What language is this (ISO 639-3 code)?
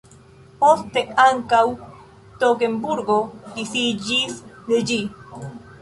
epo